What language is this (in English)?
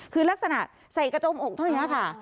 Thai